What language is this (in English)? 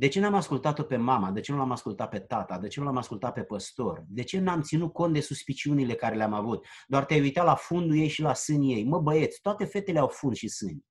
Romanian